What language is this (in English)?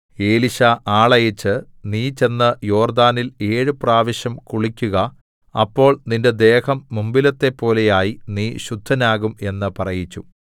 Malayalam